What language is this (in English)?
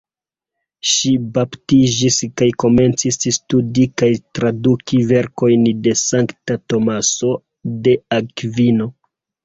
Esperanto